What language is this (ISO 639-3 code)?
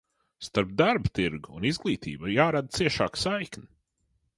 lav